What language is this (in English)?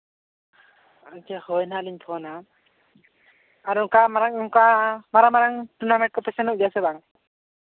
Santali